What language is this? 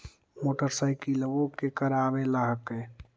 Magahi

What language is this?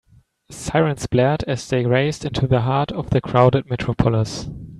English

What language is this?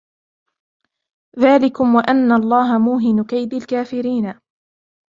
Arabic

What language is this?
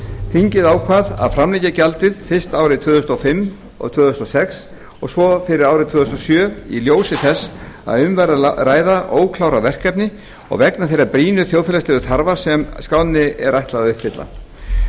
Icelandic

